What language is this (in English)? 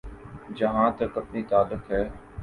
Urdu